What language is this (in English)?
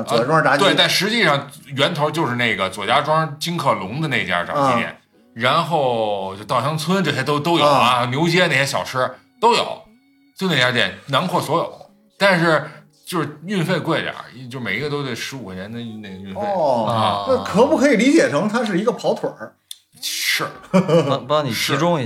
Chinese